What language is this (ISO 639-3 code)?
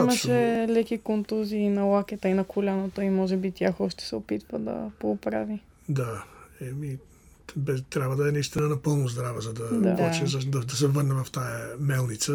bul